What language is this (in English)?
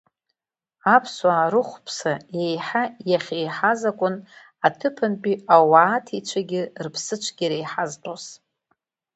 Abkhazian